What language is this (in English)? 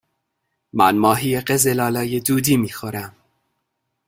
Persian